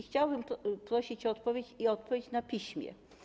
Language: Polish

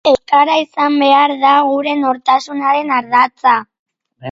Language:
Basque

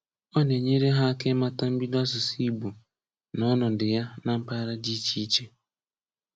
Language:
Igbo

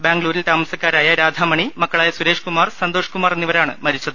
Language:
Malayalam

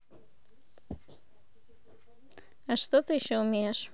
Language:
Russian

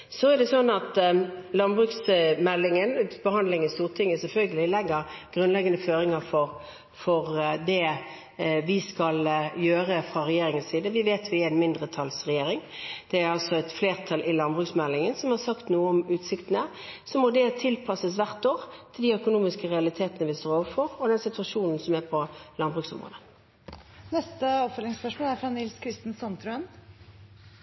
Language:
Norwegian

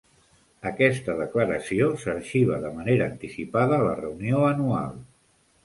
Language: Catalan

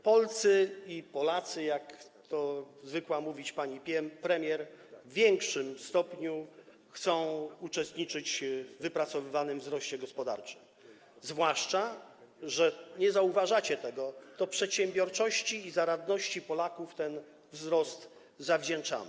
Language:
Polish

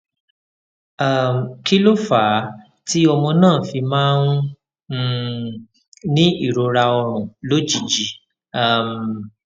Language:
Yoruba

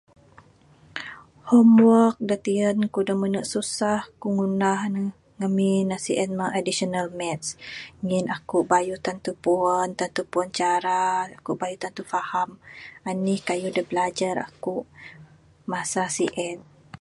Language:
Bukar-Sadung Bidayuh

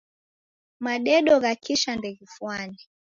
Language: Taita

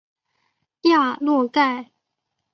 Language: Chinese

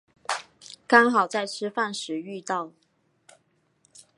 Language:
Chinese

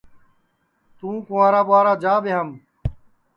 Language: Sansi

